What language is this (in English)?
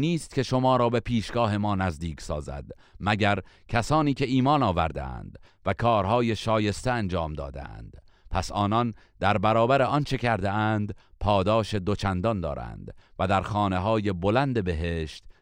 Persian